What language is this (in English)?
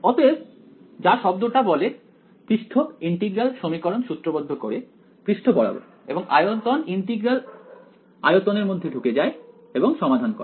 Bangla